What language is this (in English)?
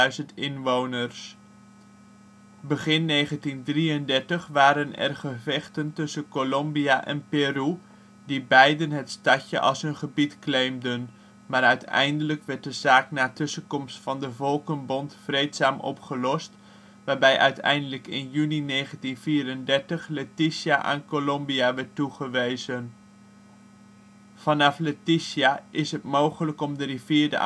Dutch